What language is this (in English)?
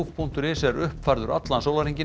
Icelandic